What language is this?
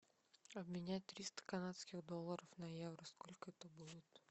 Russian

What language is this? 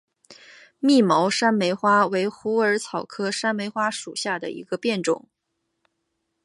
Chinese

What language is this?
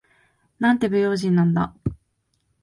Japanese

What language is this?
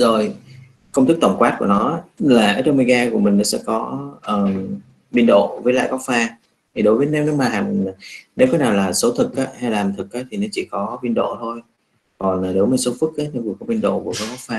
Vietnamese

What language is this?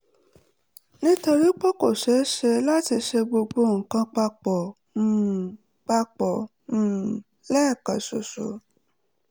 Yoruba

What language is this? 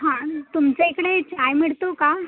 Marathi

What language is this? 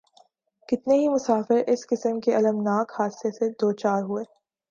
Urdu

